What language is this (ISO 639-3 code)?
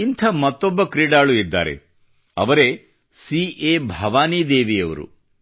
kan